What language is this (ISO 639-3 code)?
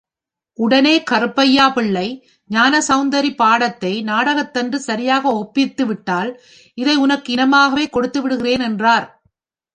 tam